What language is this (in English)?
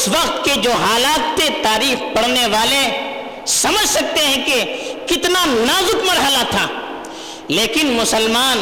Urdu